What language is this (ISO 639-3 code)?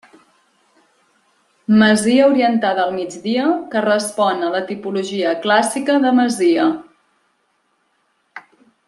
cat